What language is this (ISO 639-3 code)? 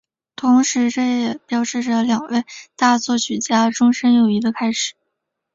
zho